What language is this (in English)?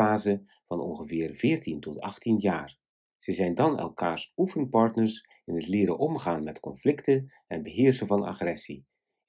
Dutch